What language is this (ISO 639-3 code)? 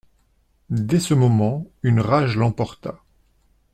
fra